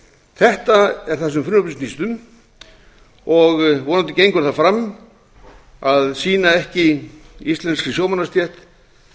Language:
Icelandic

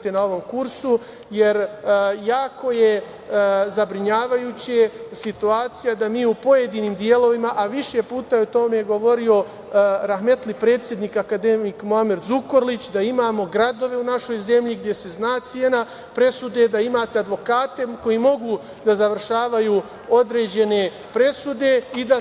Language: Serbian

